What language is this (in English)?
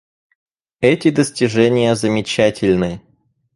Russian